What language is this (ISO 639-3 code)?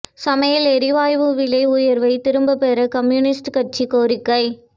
tam